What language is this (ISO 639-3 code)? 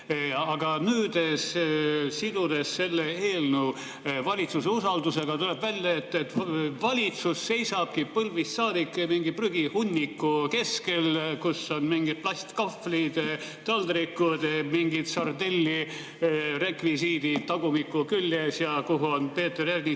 est